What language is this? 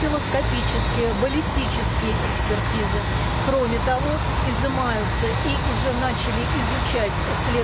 Russian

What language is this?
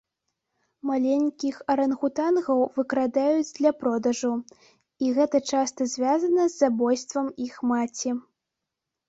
Belarusian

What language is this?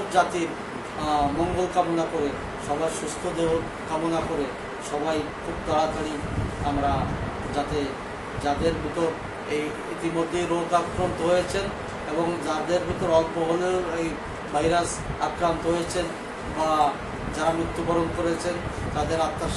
Romanian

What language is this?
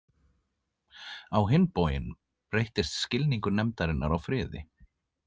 Icelandic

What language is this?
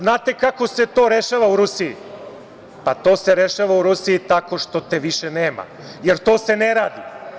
Serbian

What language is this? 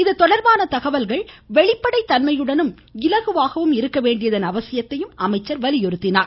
Tamil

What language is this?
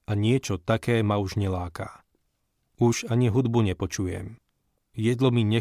Slovak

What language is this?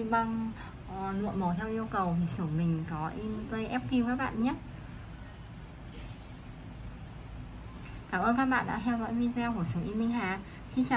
Vietnamese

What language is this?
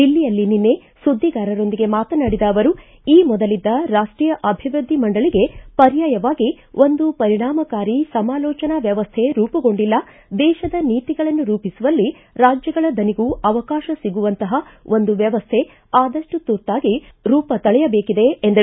Kannada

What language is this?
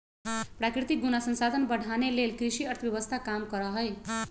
Magahi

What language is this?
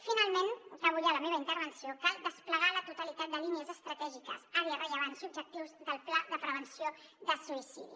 Catalan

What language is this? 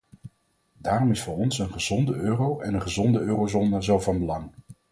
Dutch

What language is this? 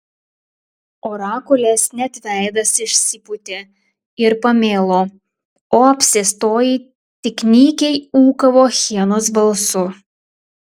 Lithuanian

